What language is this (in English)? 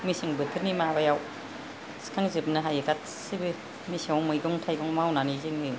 Bodo